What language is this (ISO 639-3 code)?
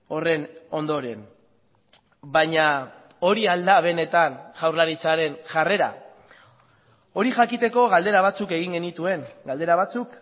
eus